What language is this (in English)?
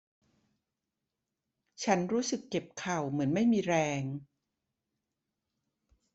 Thai